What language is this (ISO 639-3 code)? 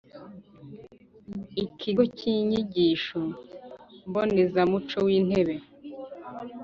kin